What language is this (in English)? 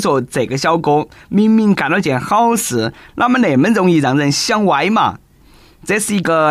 Chinese